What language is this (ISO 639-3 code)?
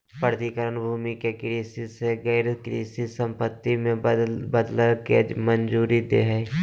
mag